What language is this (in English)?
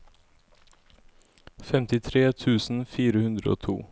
Norwegian